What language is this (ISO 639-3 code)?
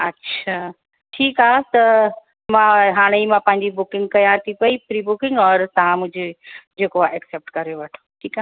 snd